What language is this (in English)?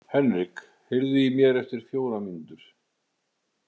Icelandic